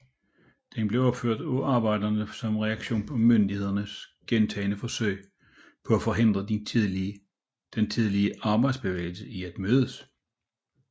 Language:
Danish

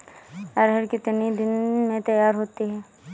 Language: Hindi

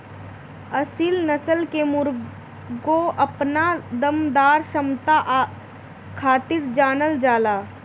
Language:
Bhojpuri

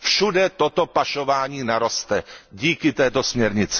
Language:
Czech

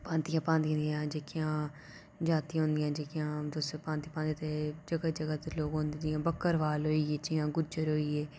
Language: Dogri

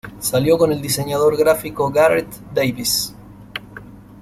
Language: Spanish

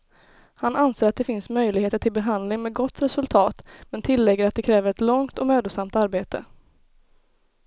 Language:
Swedish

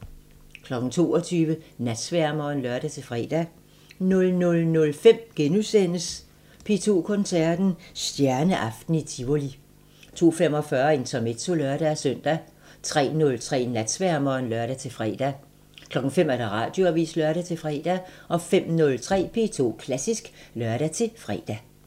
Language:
Danish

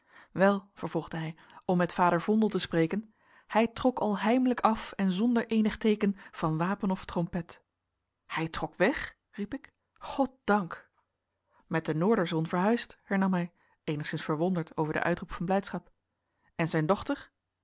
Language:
Dutch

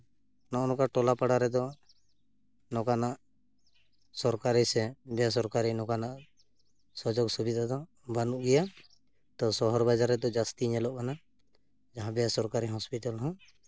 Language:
Santali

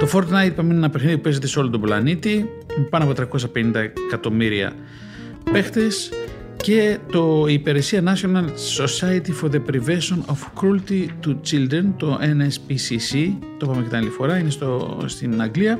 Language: Greek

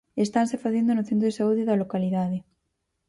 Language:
Galician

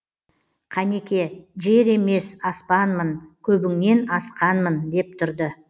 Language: Kazakh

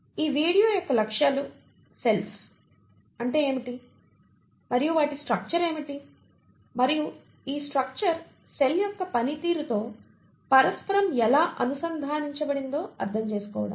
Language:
Telugu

